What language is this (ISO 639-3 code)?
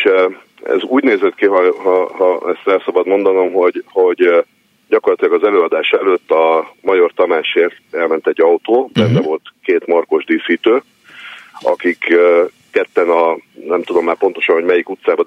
hun